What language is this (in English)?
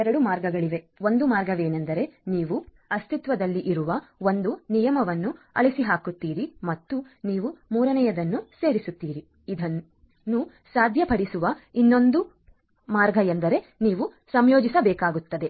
Kannada